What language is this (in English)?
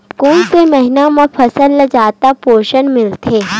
Chhattisgarhi